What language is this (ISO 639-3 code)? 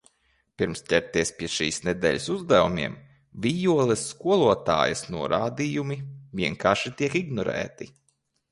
lav